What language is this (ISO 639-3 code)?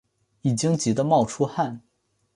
zho